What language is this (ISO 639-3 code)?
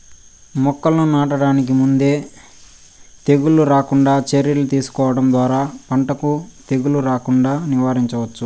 tel